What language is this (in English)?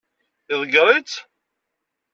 Kabyle